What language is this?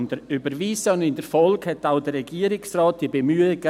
Swiss German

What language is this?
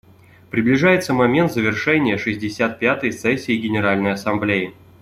Russian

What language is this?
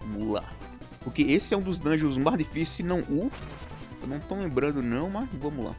Portuguese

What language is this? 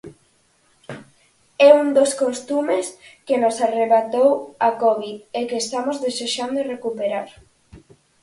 Galician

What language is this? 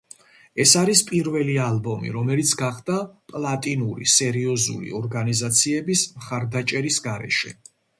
Georgian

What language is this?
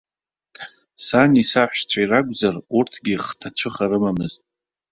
Abkhazian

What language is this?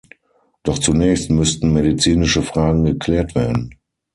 German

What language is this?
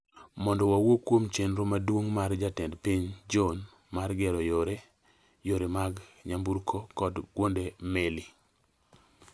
Luo (Kenya and Tanzania)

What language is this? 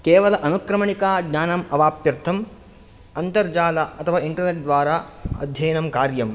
Sanskrit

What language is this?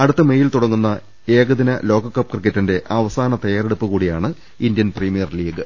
Malayalam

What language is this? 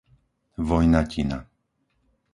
Slovak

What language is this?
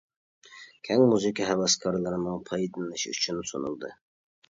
Uyghur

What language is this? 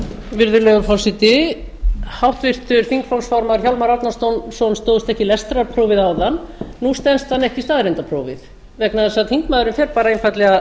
Icelandic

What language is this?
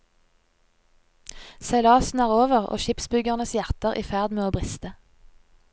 Norwegian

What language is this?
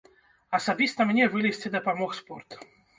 Belarusian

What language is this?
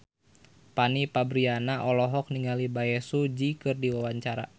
Sundanese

